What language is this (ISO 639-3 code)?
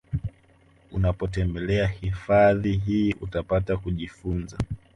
swa